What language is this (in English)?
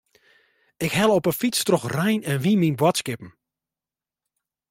Western Frisian